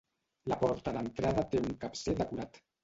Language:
Catalan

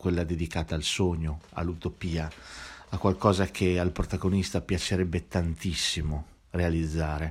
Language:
Italian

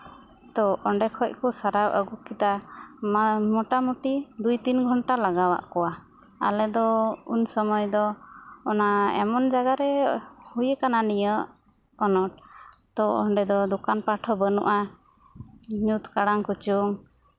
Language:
Santali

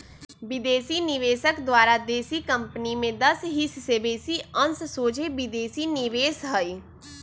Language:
Magahi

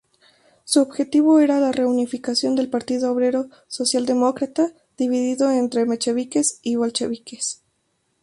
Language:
Spanish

